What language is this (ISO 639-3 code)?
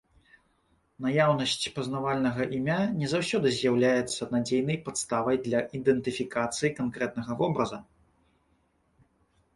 bel